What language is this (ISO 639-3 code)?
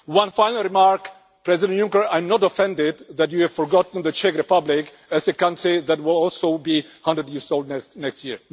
eng